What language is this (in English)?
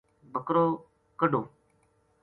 Gujari